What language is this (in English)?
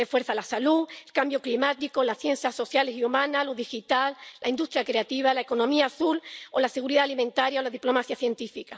Spanish